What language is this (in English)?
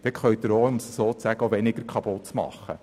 Swiss German